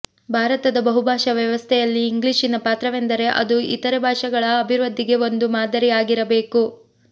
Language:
Kannada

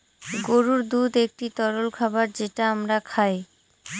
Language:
Bangla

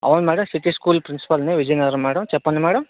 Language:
Telugu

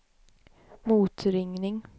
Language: Swedish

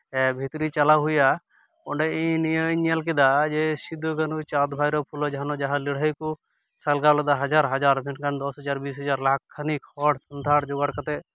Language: Santali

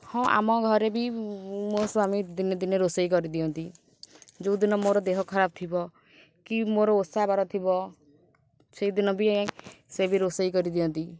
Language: Odia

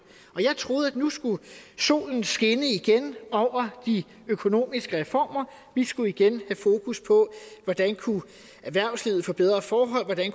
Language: Danish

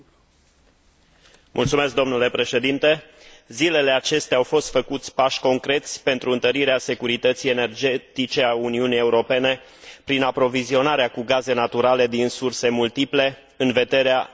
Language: Romanian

